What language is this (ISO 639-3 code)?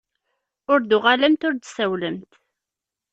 kab